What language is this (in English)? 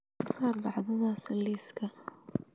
Somali